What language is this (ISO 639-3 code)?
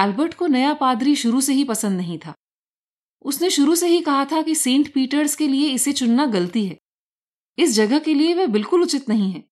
hin